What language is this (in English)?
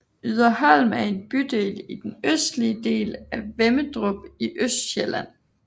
Danish